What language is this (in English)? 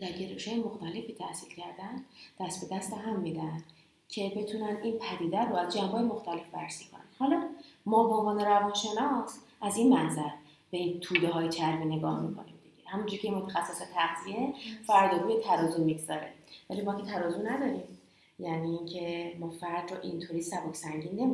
Persian